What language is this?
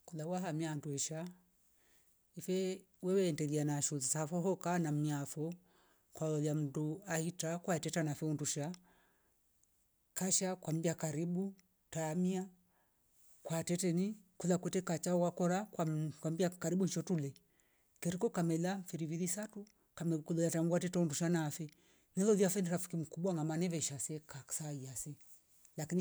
Rombo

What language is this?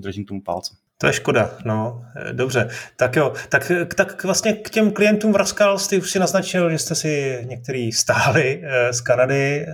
Czech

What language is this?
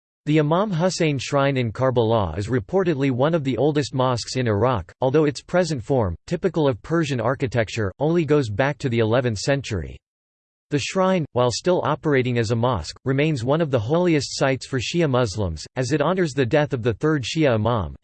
English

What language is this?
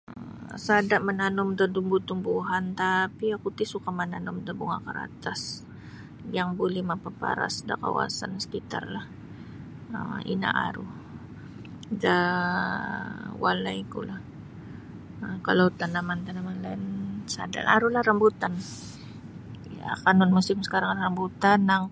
Sabah Bisaya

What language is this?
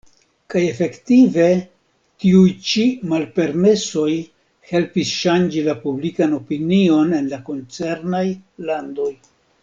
Esperanto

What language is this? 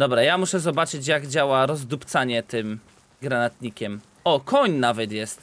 Polish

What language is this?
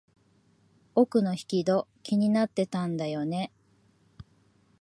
Japanese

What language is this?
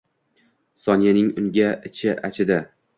Uzbek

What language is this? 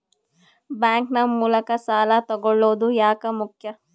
Kannada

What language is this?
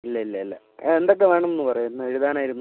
Malayalam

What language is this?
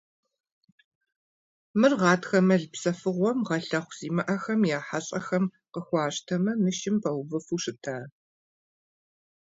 Kabardian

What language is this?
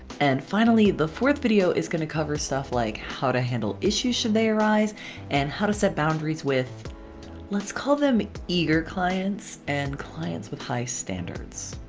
English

